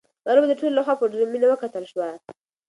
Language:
Pashto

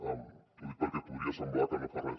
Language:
Catalan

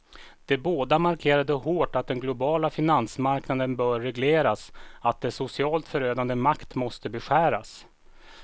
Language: Swedish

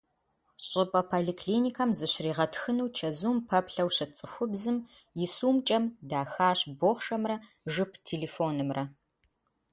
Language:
Kabardian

